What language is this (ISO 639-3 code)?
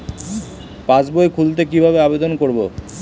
ben